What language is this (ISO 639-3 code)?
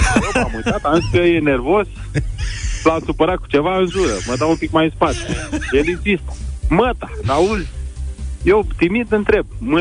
ron